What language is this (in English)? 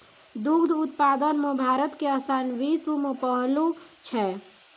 Maithili